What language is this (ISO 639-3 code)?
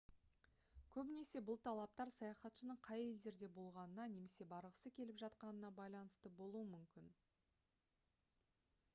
kaz